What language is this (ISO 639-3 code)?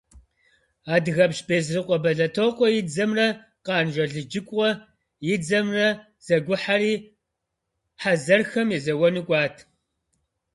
kbd